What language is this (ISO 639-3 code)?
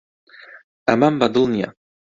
ckb